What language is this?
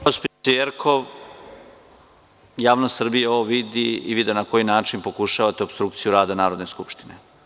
Serbian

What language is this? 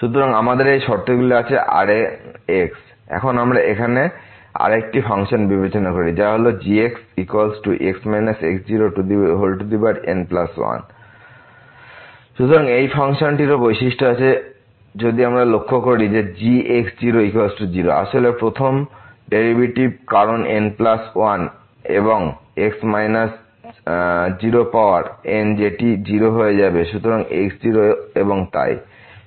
Bangla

